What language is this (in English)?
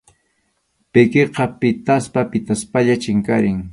Arequipa-La Unión Quechua